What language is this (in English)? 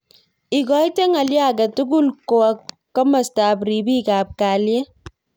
Kalenjin